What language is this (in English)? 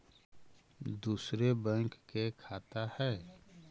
Magahi